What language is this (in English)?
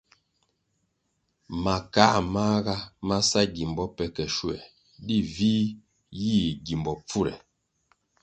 Kwasio